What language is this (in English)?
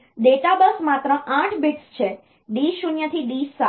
Gujarati